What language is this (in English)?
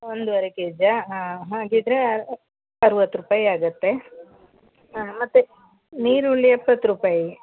Kannada